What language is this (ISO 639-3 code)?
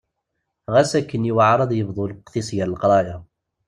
kab